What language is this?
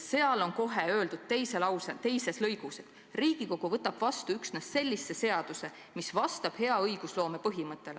Estonian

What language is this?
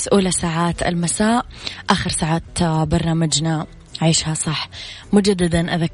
Arabic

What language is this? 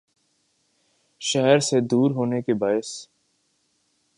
Urdu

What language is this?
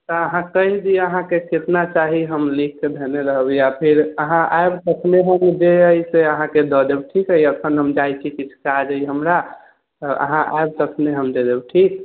Maithili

